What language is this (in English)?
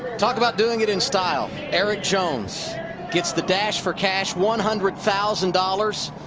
English